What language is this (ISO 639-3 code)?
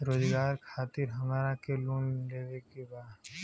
bho